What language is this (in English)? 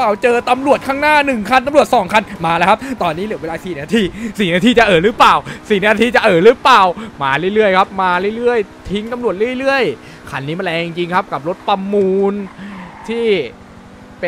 Thai